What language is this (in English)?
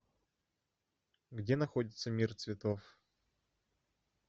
Russian